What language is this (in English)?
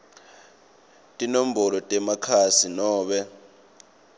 Swati